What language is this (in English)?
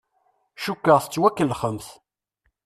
Kabyle